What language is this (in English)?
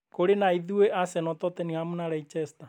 Kikuyu